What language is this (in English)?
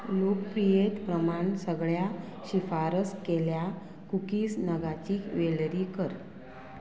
Konkani